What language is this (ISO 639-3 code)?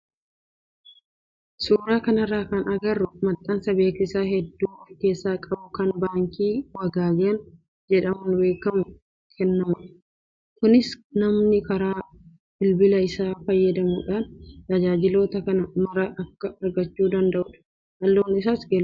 orm